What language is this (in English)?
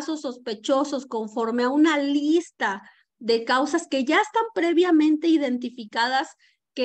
Spanish